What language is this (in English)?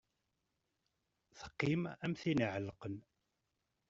Kabyle